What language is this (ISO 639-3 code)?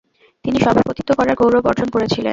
ben